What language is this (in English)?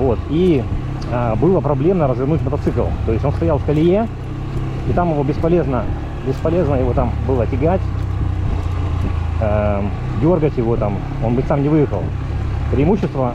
Russian